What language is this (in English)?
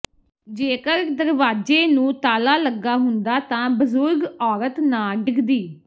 Punjabi